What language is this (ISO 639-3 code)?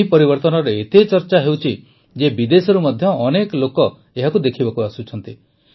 ori